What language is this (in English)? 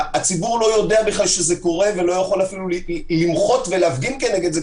Hebrew